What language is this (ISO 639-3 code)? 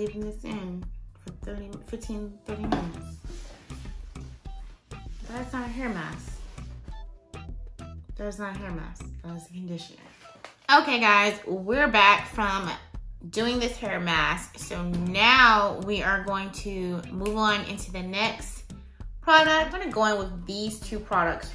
eng